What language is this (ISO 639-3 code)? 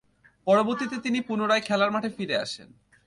ben